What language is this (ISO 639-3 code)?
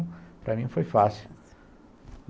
por